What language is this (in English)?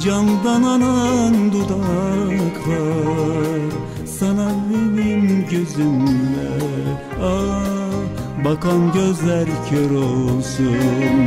Turkish